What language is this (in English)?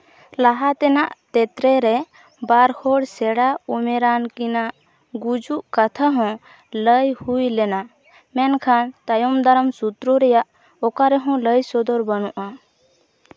Santali